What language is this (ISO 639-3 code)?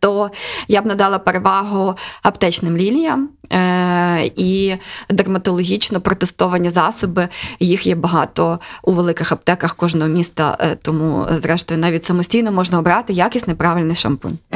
ukr